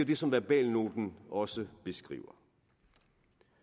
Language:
Danish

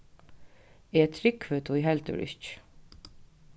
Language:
Faroese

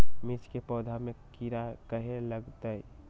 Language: Magahi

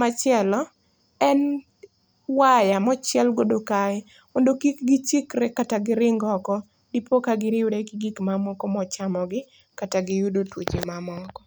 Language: Luo (Kenya and Tanzania)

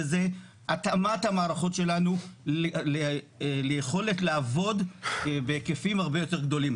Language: Hebrew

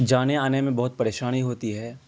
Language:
Urdu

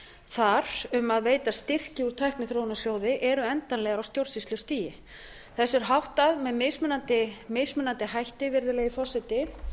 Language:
Icelandic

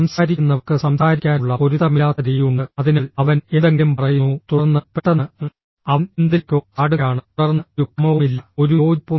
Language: Malayalam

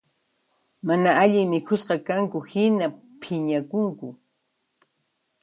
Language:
Puno Quechua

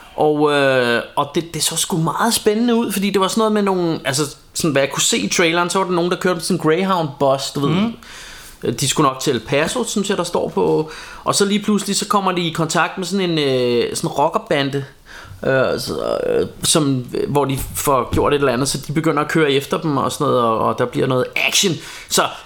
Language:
Danish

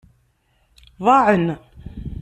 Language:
Kabyle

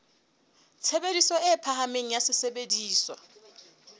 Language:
Southern Sotho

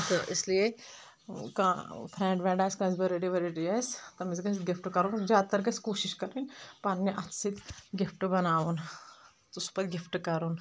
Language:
Kashmiri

